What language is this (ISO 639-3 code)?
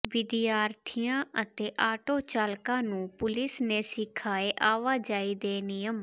pan